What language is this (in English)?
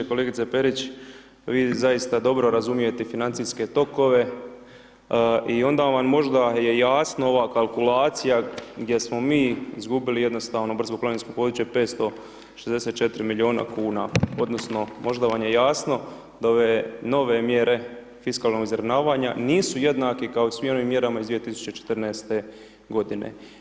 Croatian